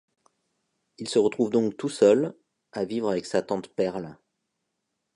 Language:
French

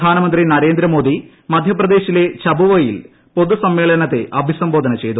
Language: Malayalam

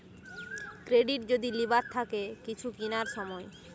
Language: Bangla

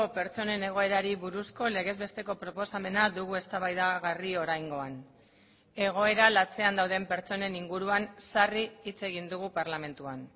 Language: Basque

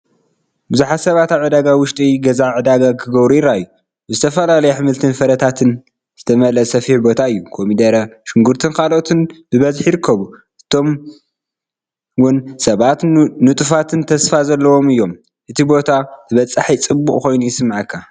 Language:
Tigrinya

